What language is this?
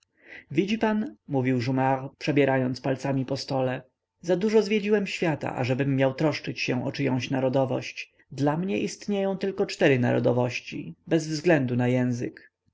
Polish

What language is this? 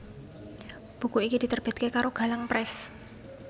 Javanese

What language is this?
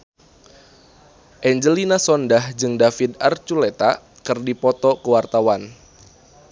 Sundanese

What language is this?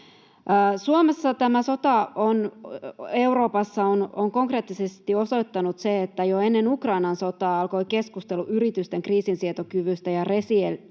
Finnish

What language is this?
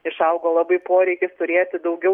Lithuanian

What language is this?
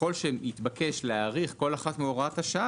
Hebrew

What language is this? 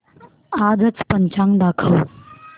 Marathi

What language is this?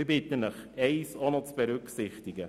Swiss German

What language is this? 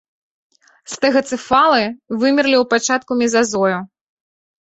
Belarusian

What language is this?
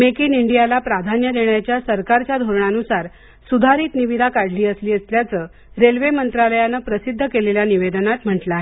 Marathi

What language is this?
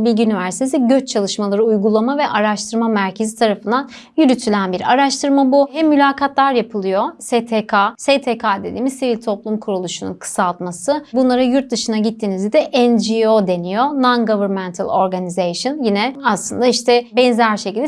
Turkish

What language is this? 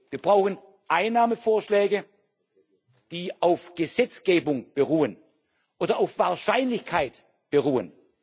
German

